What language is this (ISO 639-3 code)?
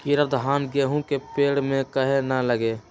mag